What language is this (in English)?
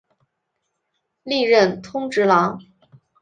Chinese